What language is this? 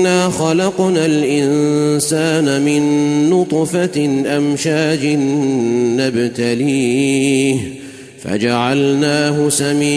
Arabic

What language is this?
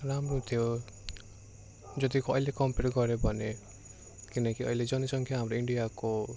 Nepali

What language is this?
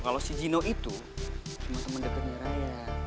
Indonesian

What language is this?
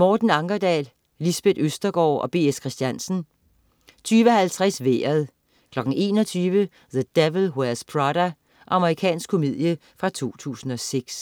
Danish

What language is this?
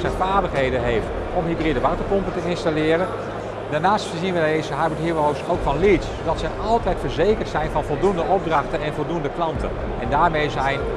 Dutch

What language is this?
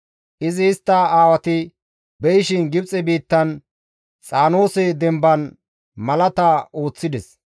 Gamo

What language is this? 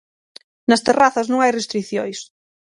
Galician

